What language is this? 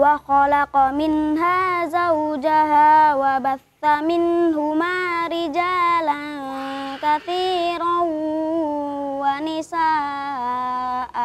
Indonesian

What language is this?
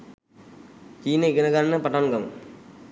Sinhala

